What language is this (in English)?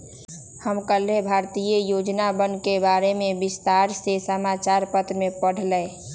Magahi